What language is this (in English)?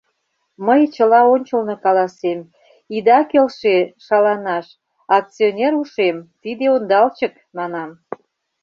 Mari